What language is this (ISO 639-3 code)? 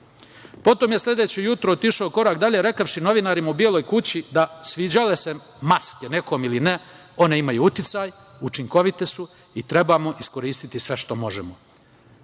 srp